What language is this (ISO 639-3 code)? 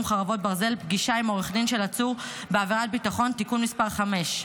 heb